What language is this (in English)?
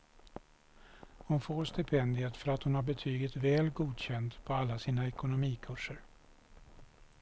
Swedish